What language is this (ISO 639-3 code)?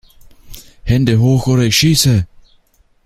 deu